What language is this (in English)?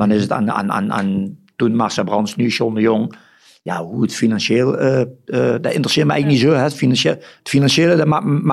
Dutch